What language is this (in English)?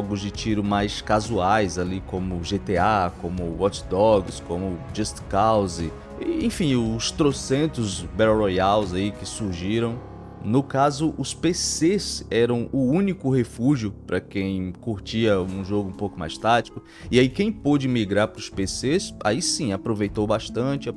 Portuguese